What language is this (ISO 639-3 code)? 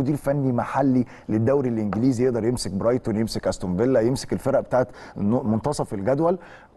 ara